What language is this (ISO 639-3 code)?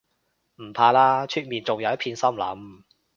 yue